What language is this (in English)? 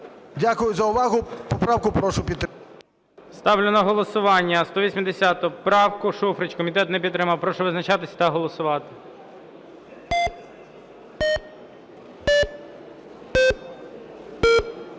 Ukrainian